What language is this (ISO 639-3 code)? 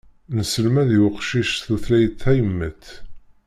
kab